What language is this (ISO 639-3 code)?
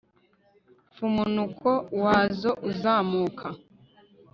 kin